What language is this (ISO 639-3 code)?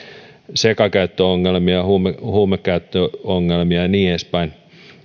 fin